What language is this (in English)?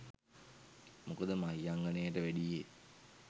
Sinhala